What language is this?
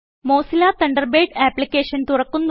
Malayalam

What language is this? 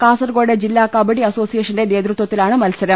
Malayalam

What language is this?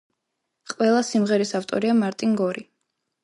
Georgian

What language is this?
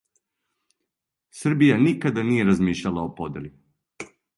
Serbian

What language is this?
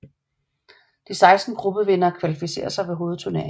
Danish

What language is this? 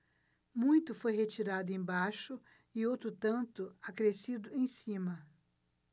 Portuguese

